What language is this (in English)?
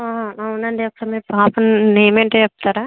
Telugu